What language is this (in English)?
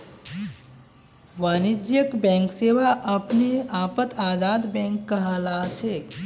Magahi